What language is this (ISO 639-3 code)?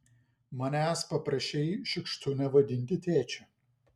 lit